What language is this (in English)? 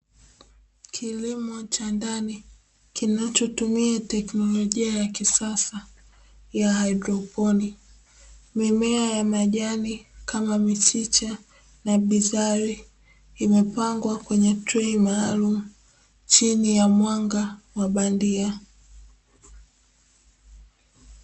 Swahili